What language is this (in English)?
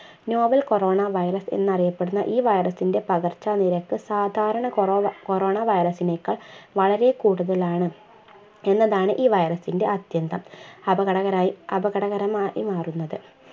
Malayalam